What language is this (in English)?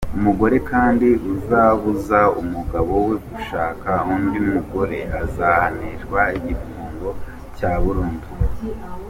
Kinyarwanda